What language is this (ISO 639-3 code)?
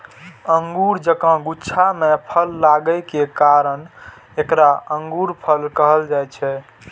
mai